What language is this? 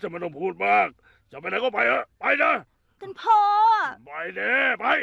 Thai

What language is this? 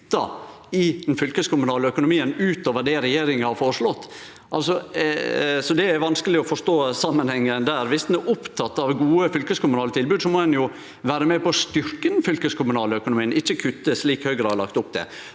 Norwegian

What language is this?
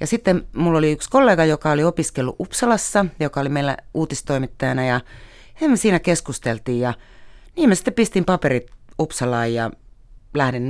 Finnish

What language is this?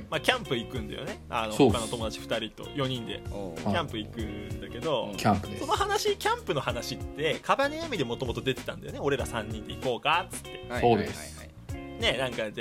Japanese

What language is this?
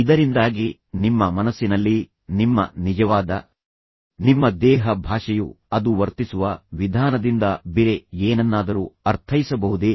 Kannada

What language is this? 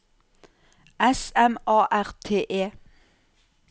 Norwegian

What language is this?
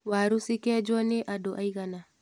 Kikuyu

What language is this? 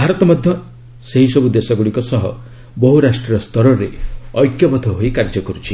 Odia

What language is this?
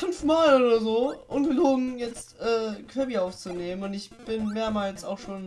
German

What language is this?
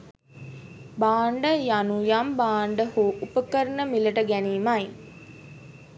Sinhala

